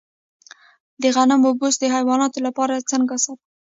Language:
Pashto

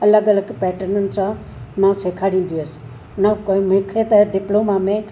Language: Sindhi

